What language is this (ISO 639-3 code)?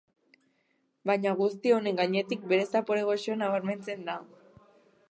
eus